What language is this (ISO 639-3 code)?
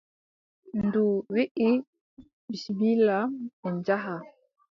fub